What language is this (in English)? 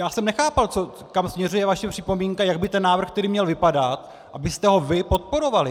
Czech